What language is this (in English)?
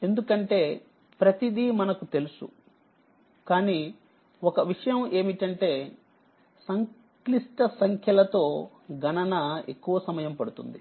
Telugu